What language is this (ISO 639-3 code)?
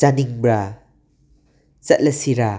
mni